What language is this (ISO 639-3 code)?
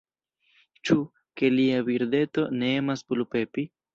epo